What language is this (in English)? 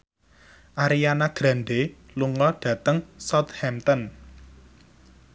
Javanese